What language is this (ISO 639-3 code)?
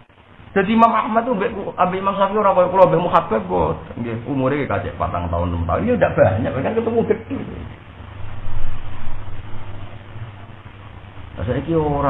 ind